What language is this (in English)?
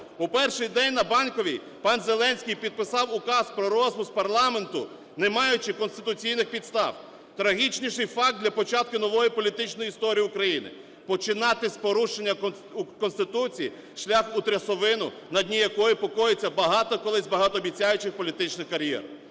Ukrainian